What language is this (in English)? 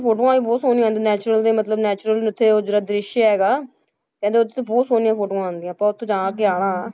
Punjabi